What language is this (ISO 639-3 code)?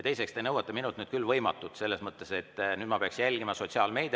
est